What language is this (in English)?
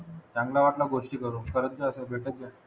Marathi